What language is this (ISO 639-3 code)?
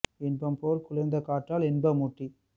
tam